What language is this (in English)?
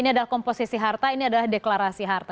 Indonesian